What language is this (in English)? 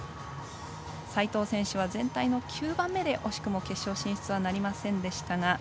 Japanese